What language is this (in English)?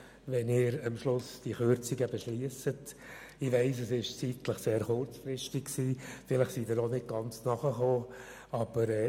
Swiss German